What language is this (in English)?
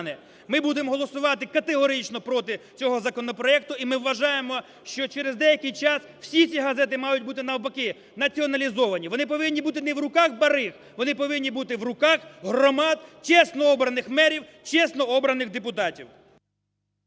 Ukrainian